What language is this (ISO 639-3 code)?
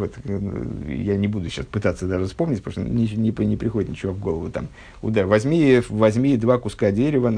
rus